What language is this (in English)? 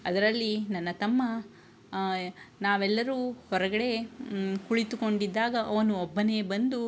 Kannada